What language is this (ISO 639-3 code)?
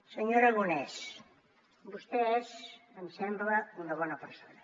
cat